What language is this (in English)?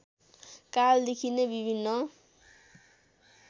Nepali